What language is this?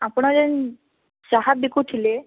Odia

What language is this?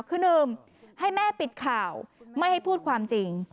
Thai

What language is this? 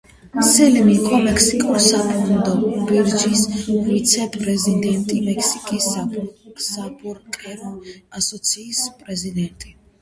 Georgian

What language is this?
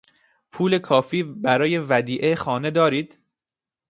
Persian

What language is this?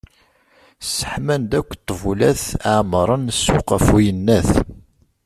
Kabyle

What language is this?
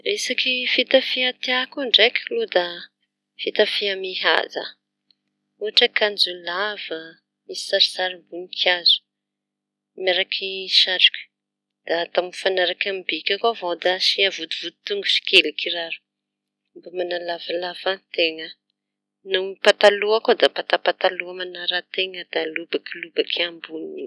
Tanosy Malagasy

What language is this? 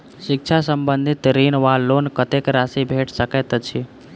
Maithili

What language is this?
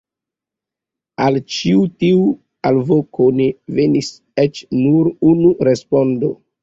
Esperanto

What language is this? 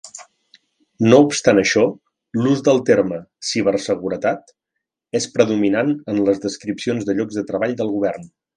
Catalan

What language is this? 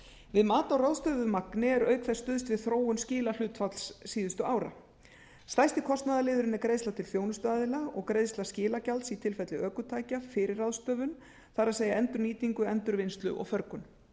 Icelandic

